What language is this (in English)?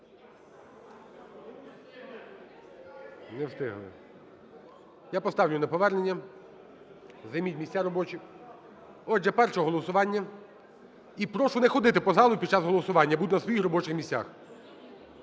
Ukrainian